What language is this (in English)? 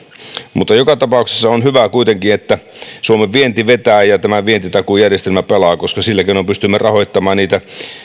Finnish